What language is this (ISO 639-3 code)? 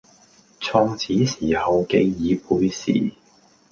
yue